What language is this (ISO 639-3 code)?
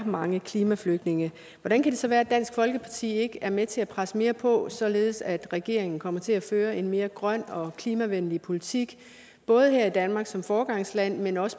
dan